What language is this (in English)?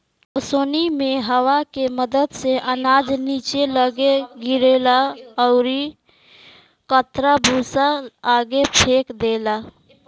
Bhojpuri